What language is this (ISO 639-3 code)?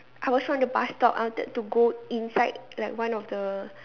eng